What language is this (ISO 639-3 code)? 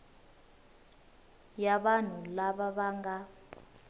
tso